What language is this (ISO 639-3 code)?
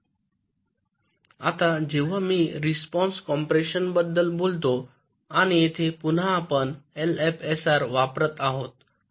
mar